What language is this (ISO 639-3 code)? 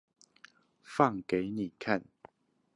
zho